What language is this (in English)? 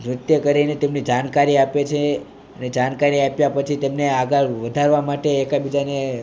Gujarati